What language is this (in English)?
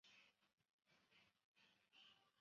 Chinese